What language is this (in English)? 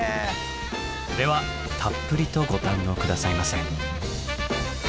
Japanese